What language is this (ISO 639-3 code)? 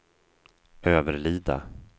swe